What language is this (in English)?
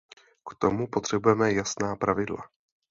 Czech